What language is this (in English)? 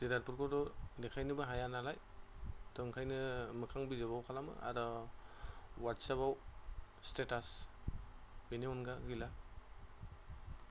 Bodo